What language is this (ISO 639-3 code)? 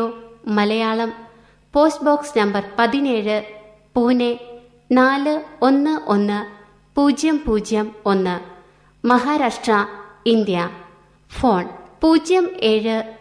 mal